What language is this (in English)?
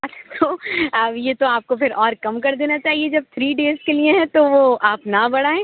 Urdu